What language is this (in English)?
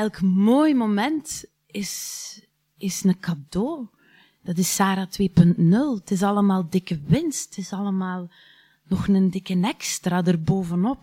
Dutch